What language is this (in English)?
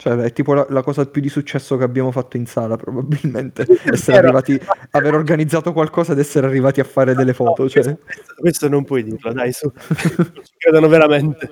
Italian